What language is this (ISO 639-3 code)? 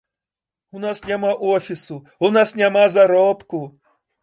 bel